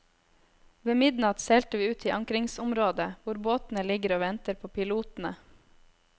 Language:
Norwegian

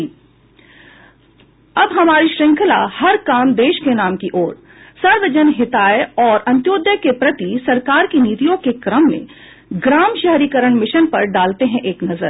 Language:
Hindi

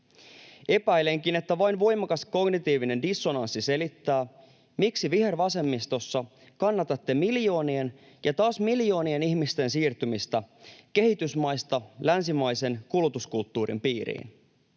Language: Finnish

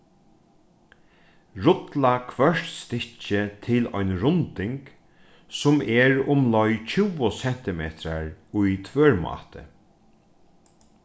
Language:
Faroese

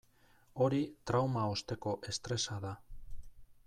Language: Basque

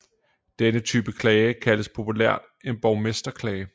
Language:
Danish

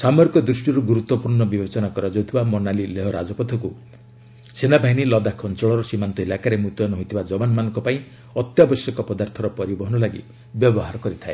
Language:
Odia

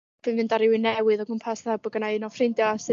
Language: Welsh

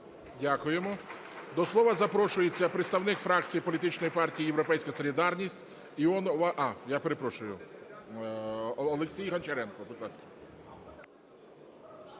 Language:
Ukrainian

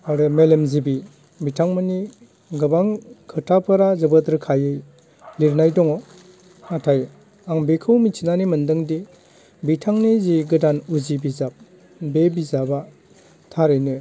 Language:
Bodo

